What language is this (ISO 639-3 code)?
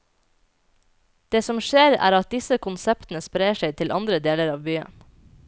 nor